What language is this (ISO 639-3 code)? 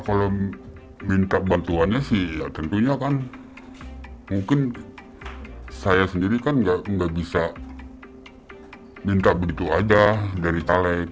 ind